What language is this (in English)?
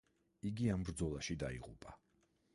Georgian